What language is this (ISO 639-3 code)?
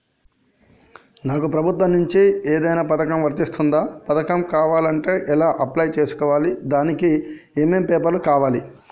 tel